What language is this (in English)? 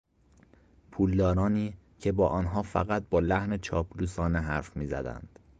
Persian